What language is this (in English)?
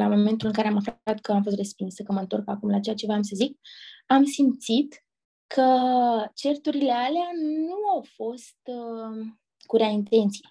Romanian